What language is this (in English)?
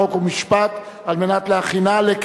Hebrew